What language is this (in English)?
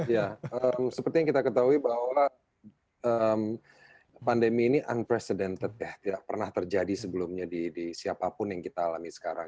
Indonesian